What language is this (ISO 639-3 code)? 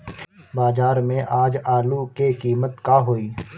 bho